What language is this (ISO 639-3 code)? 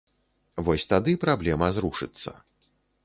bel